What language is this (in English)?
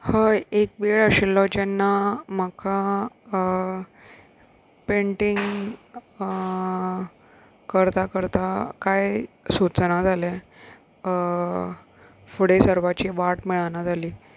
Konkani